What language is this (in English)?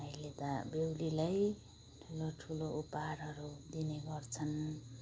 Nepali